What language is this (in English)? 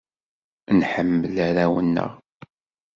Kabyle